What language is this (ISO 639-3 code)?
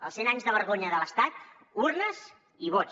cat